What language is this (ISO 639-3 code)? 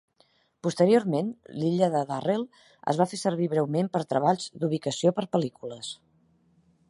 cat